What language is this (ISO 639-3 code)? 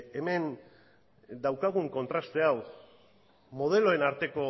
eus